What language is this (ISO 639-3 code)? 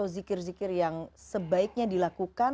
ind